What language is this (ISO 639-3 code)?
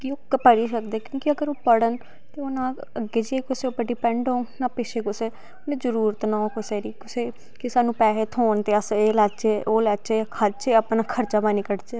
doi